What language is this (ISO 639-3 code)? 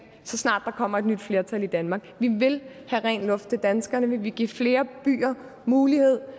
dan